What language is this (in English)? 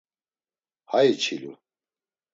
Laz